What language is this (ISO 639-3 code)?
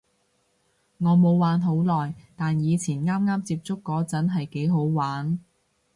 yue